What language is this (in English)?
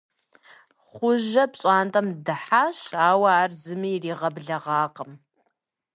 Kabardian